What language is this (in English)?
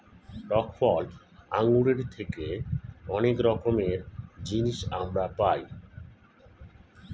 Bangla